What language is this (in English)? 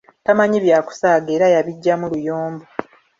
Ganda